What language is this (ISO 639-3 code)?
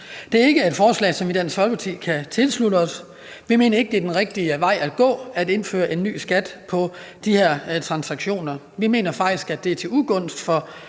dan